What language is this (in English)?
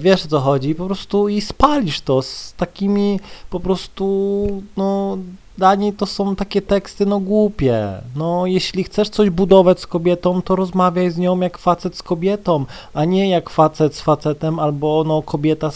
Polish